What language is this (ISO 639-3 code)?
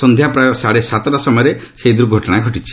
ori